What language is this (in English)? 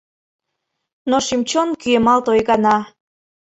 Mari